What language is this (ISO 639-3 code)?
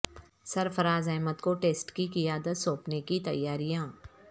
urd